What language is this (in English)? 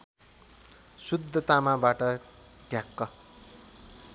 Nepali